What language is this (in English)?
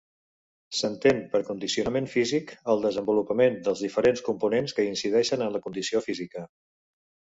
Catalan